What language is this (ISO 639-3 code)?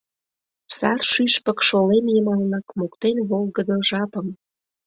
chm